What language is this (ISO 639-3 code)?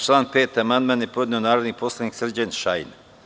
srp